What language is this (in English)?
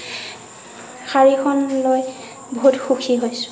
Assamese